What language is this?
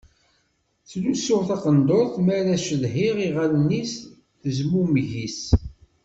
Kabyle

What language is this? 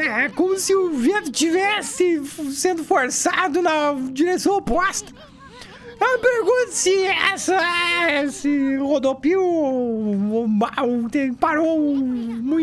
Portuguese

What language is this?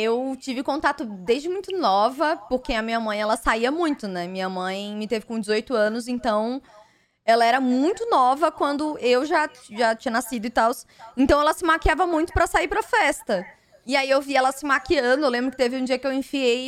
Portuguese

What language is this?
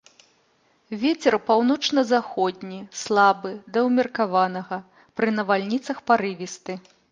Belarusian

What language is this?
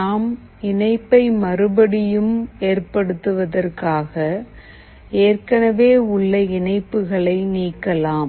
Tamil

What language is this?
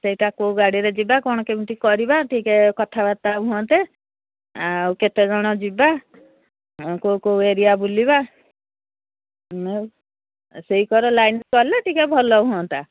Odia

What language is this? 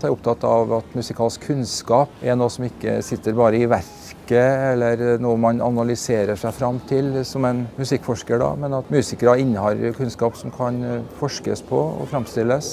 French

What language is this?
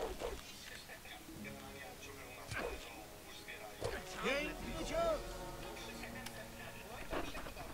Polish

